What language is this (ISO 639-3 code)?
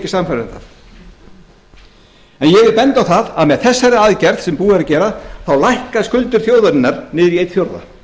isl